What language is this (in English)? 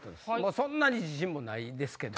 Japanese